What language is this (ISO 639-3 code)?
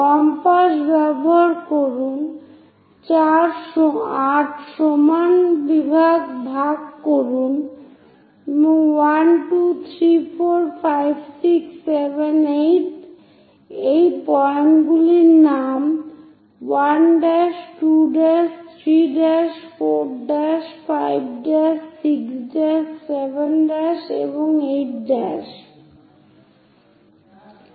ben